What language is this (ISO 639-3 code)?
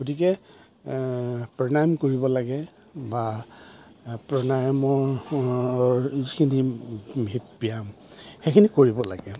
asm